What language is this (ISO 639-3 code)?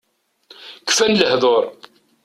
kab